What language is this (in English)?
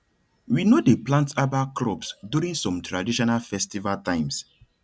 Nigerian Pidgin